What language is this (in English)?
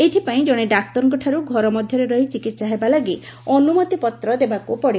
Odia